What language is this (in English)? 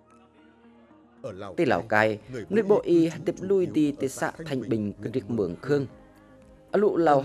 Vietnamese